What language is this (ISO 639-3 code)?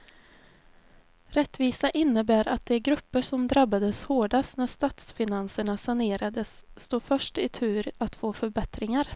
swe